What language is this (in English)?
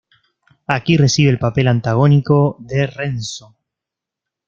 Spanish